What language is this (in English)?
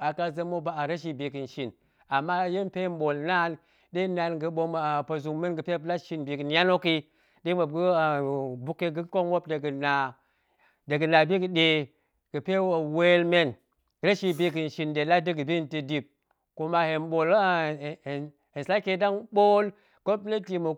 Goemai